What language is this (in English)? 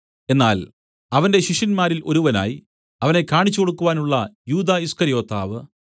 Malayalam